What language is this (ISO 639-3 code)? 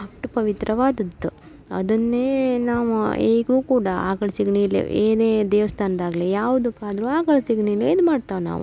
kan